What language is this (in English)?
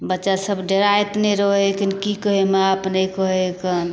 Maithili